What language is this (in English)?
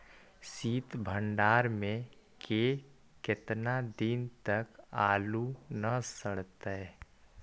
Magahi